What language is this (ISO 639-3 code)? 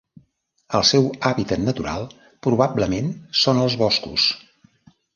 cat